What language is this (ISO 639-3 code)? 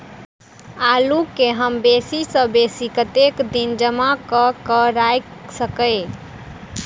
mai